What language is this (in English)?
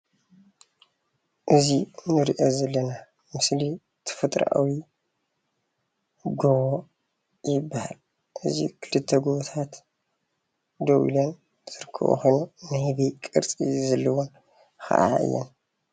Tigrinya